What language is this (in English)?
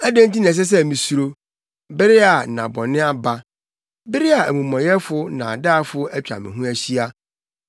Akan